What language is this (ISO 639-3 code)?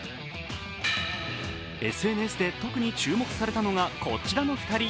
jpn